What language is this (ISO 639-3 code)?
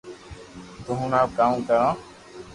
lrk